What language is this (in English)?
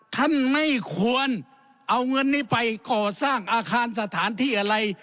Thai